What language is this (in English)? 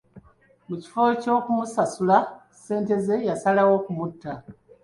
Ganda